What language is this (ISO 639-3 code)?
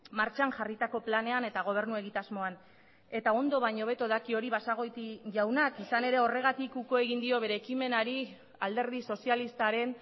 eus